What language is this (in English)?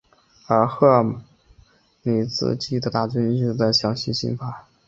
Chinese